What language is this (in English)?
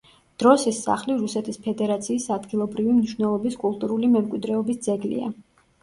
Georgian